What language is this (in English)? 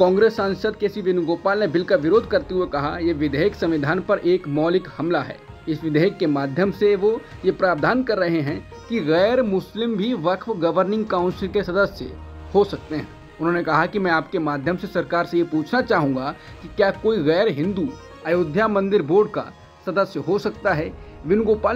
Hindi